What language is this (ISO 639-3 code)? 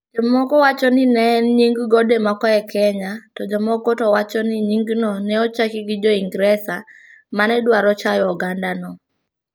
luo